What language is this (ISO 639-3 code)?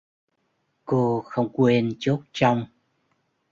vie